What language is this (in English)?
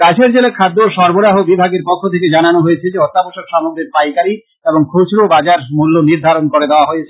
Bangla